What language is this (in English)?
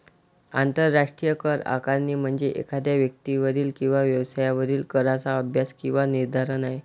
Marathi